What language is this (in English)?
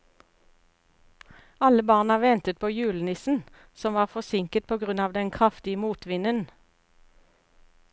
Norwegian